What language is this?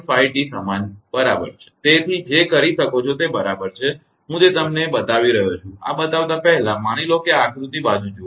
Gujarati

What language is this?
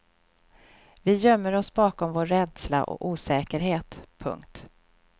Swedish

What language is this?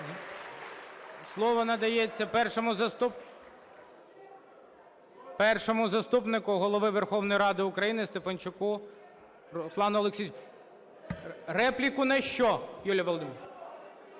Ukrainian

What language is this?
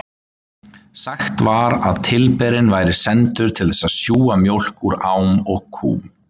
Icelandic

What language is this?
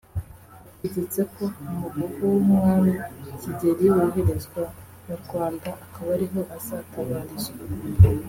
Kinyarwanda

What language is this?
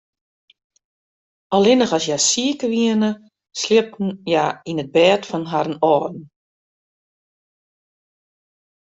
Western Frisian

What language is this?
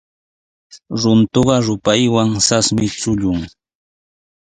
Sihuas Ancash Quechua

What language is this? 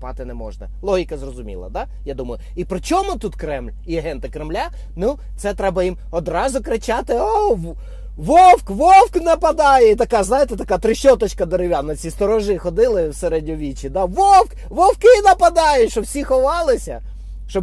Ukrainian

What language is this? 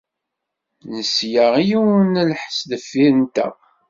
Kabyle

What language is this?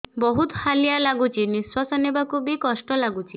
Odia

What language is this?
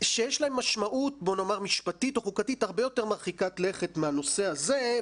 Hebrew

